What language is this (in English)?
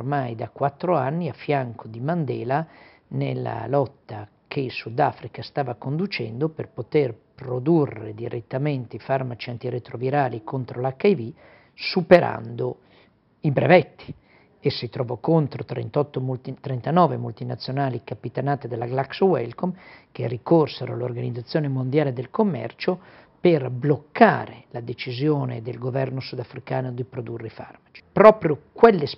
Italian